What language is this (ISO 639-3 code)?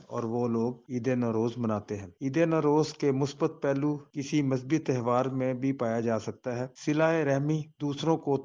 urd